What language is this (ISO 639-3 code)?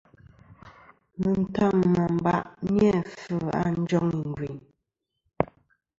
bkm